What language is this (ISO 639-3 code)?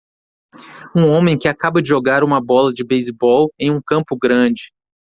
por